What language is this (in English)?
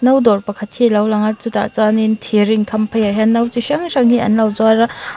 Mizo